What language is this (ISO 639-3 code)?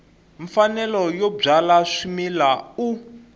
tso